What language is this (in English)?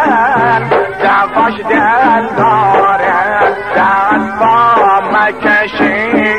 Persian